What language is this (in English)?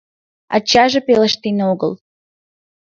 Mari